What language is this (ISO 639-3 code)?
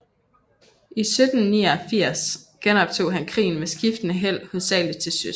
dan